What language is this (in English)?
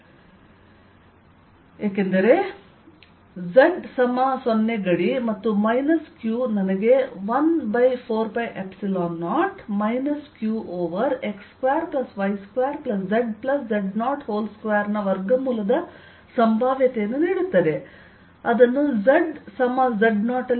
Kannada